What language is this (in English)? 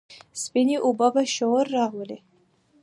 Pashto